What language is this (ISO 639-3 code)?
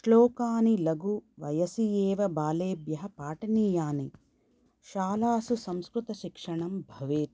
san